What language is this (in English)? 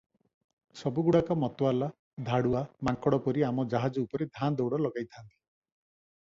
Odia